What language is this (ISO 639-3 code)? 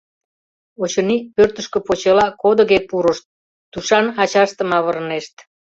chm